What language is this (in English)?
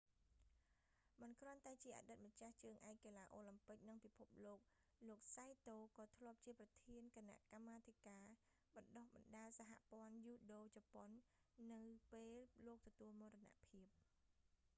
Khmer